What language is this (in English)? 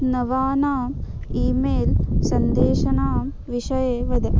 Sanskrit